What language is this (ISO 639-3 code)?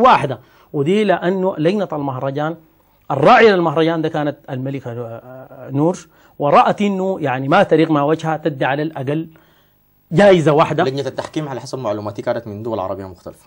ara